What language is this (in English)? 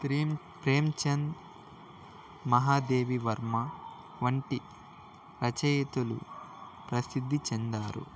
Telugu